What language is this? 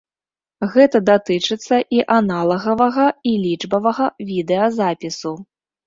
Belarusian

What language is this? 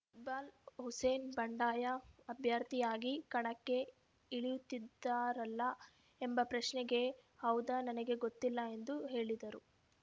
Kannada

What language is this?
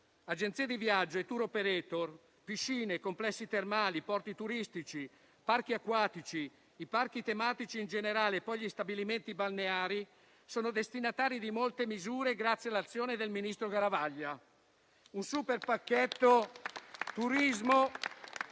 Italian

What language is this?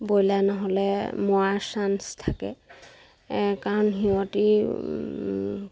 Assamese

